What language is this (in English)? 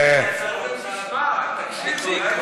Hebrew